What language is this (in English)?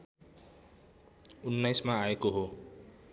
Nepali